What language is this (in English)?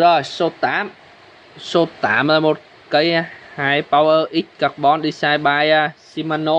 Vietnamese